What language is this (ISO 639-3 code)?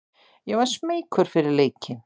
isl